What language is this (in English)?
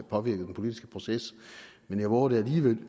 Danish